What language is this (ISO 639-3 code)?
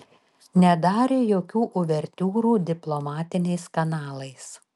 lit